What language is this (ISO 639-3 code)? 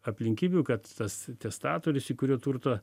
lit